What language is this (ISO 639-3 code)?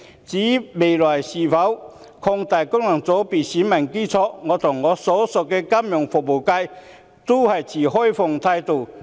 yue